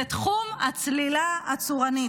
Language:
Hebrew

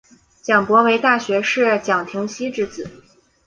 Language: Chinese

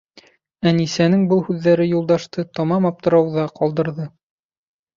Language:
Bashkir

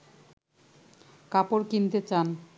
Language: Bangla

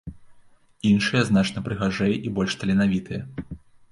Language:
Belarusian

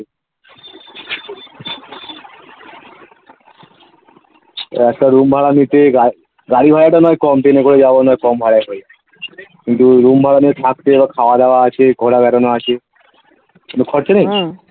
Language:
Bangla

